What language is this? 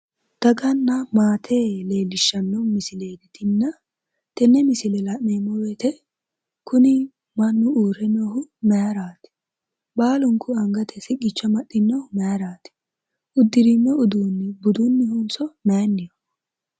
Sidamo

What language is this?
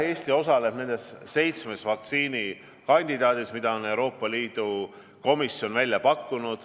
Estonian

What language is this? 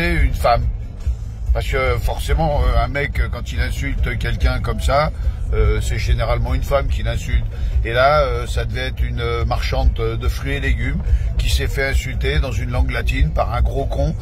French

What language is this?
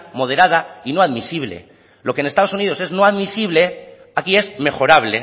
Spanish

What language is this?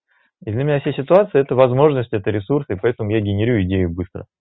Russian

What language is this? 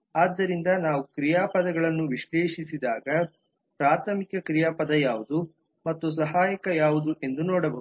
Kannada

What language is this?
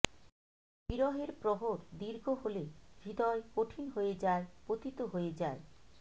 Bangla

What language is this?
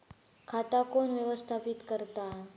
Marathi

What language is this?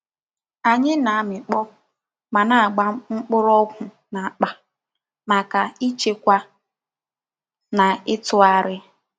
Igbo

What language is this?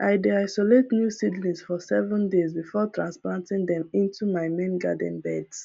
Nigerian Pidgin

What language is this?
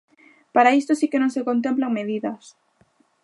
Galician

